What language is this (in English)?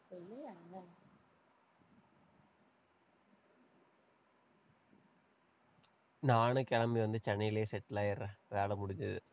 Tamil